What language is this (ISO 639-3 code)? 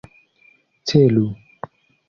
epo